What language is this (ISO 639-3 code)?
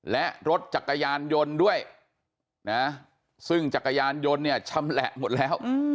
tha